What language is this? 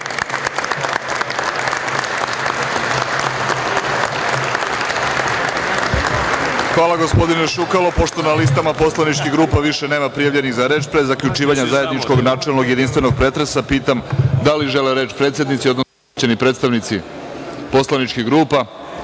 Serbian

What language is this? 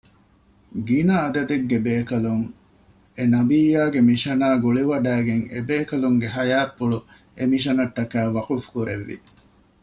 Divehi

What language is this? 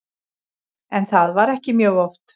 Icelandic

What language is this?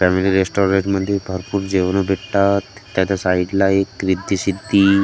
Marathi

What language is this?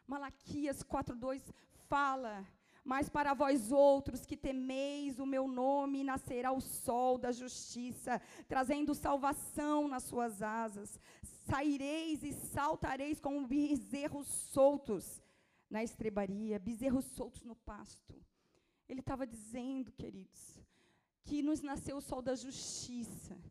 Portuguese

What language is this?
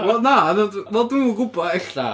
Welsh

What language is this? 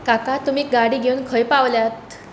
Konkani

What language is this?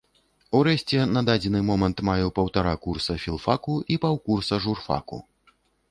Belarusian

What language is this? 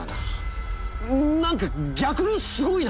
Japanese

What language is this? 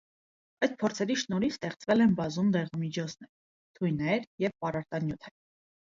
Armenian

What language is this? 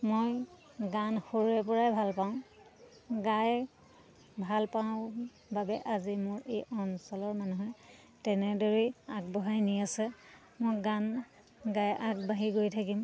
Assamese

